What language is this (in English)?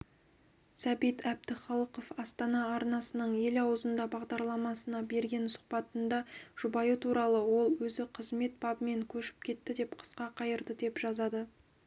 Kazakh